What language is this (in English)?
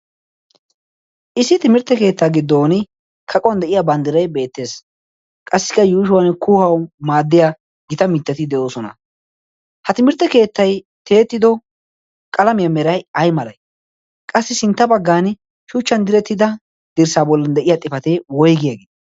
Wolaytta